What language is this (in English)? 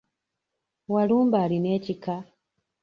Ganda